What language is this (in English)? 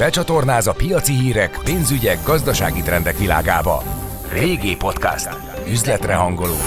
Hungarian